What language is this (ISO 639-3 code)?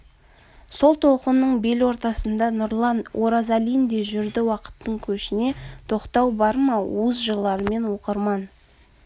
kaz